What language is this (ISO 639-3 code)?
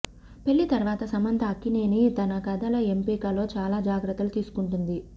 tel